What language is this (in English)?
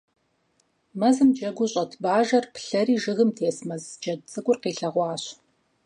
Kabardian